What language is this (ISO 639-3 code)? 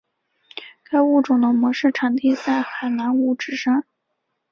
zho